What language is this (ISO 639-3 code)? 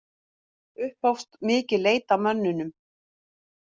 isl